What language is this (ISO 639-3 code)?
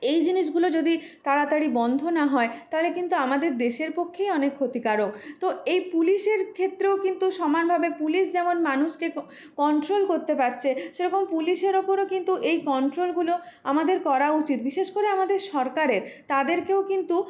ben